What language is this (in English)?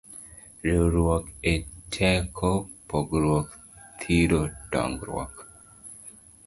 Luo (Kenya and Tanzania)